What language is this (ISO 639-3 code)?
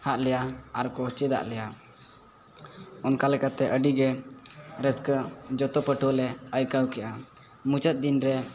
sat